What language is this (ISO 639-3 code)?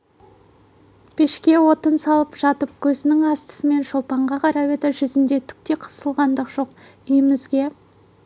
kaz